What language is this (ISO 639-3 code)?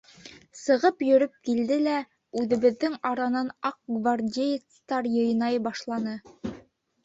bak